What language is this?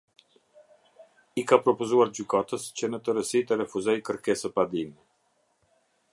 Albanian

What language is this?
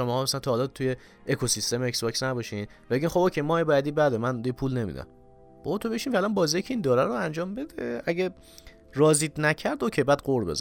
Persian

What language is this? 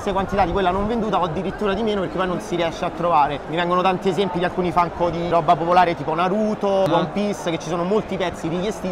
Italian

